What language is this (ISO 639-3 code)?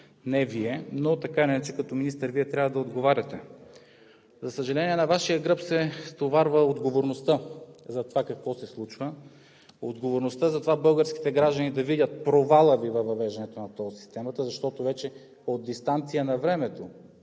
bul